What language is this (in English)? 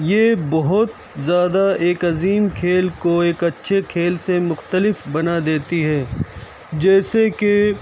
Urdu